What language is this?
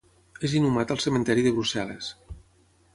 Catalan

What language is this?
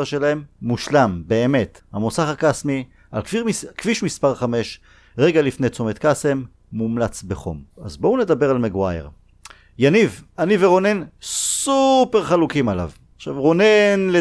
Hebrew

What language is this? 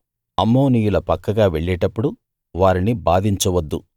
Telugu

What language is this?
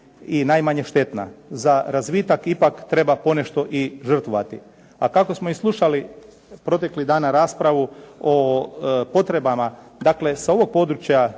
Croatian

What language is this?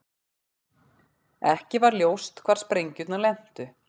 Icelandic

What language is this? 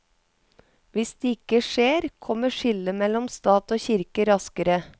Norwegian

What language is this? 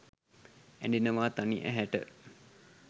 Sinhala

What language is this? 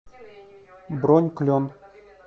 Russian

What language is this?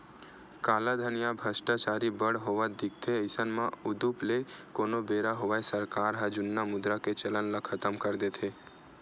Chhattisgarhi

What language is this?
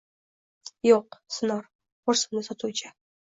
Uzbek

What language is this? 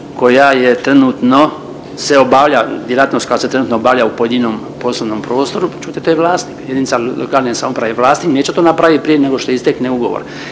Croatian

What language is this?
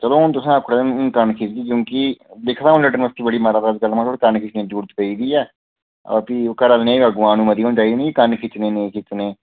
Dogri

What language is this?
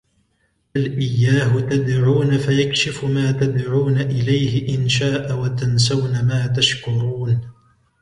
Arabic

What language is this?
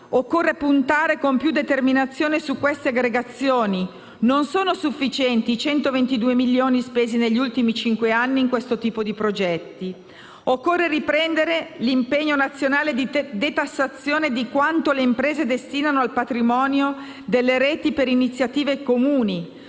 Italian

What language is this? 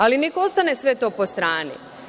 Serbian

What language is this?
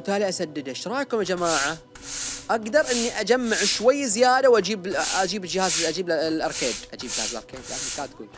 Arabic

